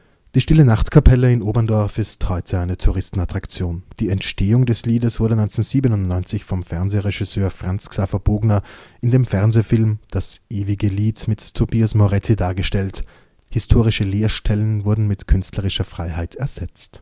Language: German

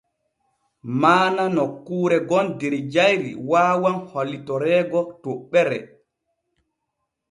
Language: Borgu Fulfulde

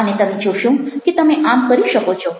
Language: Gujarati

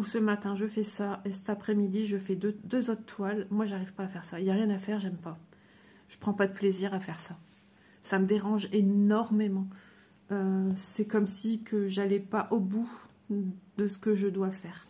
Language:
French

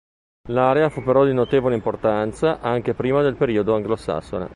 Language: Italian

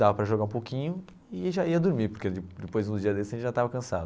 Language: Portuguese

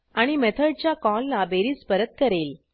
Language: Marathi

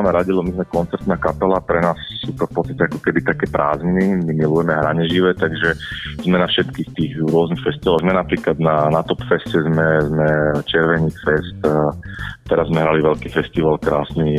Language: Slovak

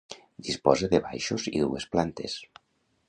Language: Catalan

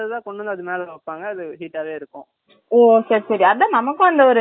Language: Tamil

